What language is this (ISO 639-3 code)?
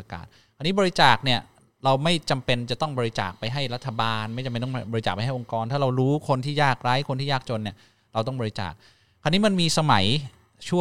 tha